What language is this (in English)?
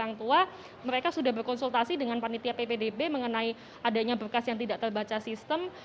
Indonesian